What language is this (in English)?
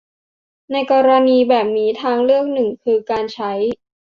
Thai